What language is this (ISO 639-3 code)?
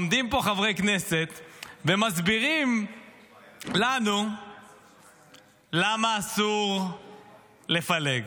heb